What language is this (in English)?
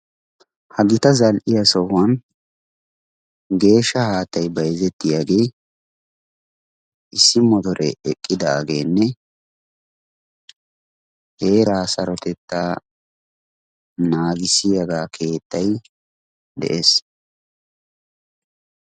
Wolaytta